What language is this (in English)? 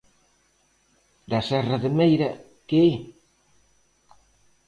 Galician